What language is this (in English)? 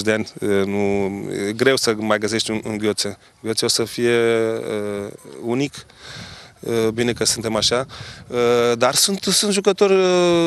Romanian